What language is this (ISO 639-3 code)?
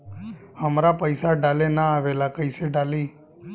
bho